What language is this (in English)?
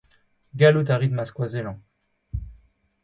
Breton